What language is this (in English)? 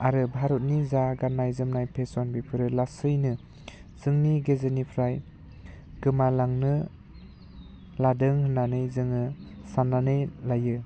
Bodo